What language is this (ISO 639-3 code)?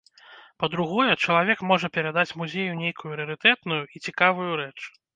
bel